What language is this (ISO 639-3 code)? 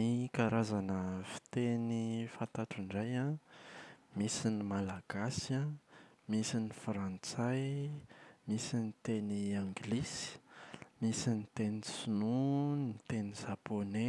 mlg